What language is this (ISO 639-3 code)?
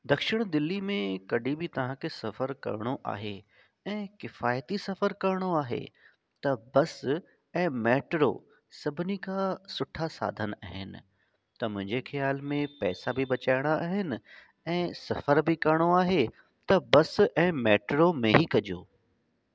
snd